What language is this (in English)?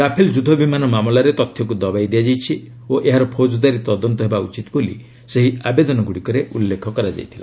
Odia